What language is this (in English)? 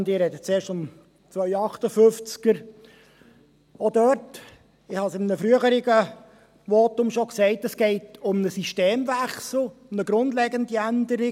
Swiss German